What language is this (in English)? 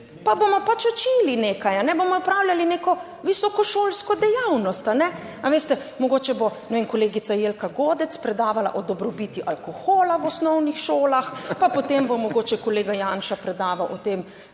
Slovenian